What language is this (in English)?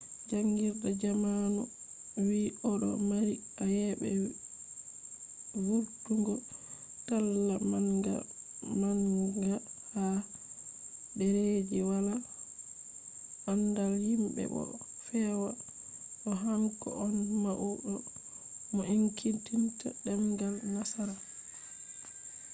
Fula